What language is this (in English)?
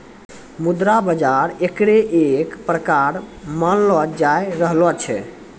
Maithili